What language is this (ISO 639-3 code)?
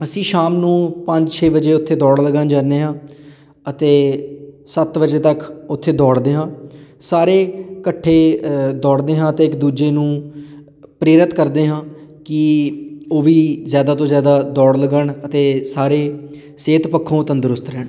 pan